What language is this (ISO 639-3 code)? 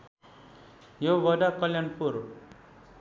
nep